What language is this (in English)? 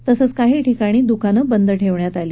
Marathi